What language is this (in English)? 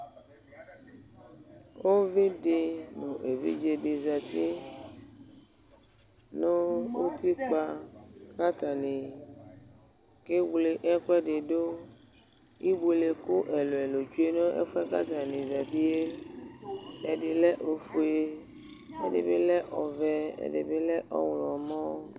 Ikposo